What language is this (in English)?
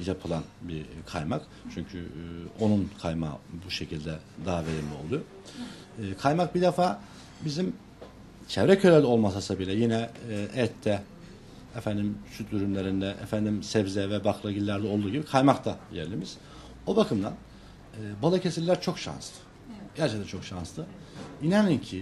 Turkish